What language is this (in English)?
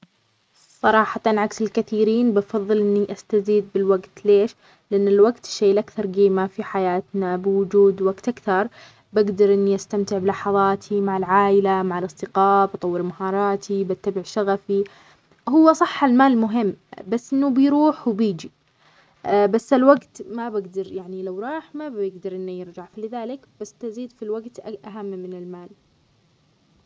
Omani Arabic